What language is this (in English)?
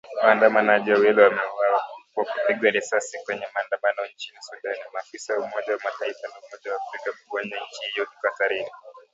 Swahili